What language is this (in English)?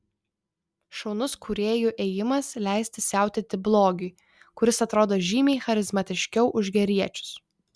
Lithuanian